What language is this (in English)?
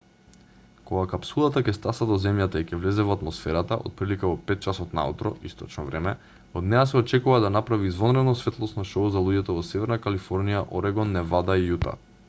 Macedonian